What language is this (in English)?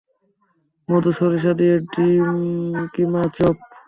Bangla